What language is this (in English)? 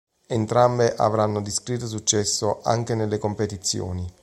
Italian